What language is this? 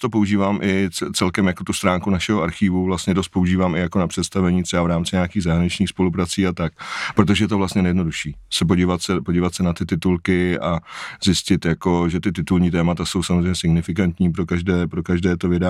Czech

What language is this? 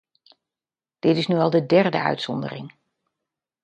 Dutch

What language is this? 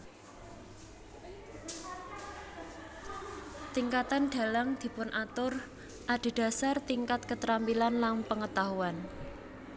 Javanese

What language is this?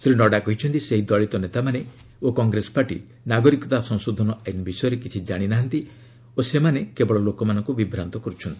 Odia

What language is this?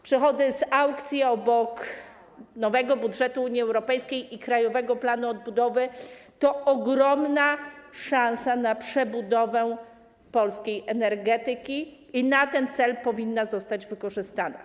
Polish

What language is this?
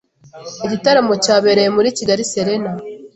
Kinyarwanda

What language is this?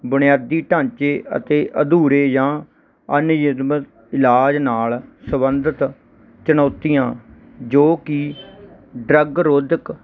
Punjabi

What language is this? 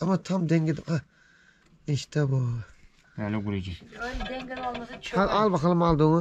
Turkish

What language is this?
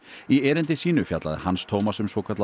Icelandic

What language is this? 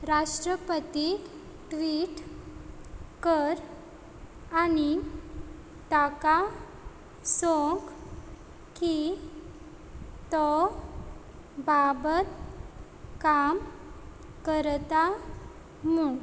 Konkani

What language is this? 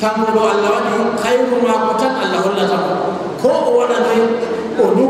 Indonesian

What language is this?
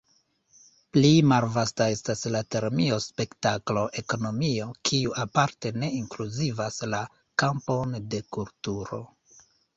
Esperanto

